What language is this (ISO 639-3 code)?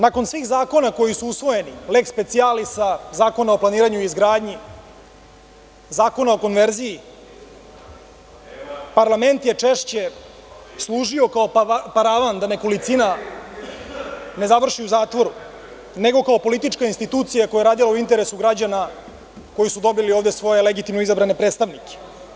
srp